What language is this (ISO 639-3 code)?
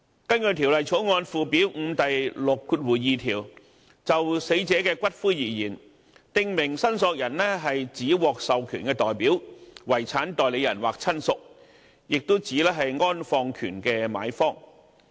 yue